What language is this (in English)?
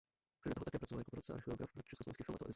Czech